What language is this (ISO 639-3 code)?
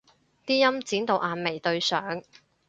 yue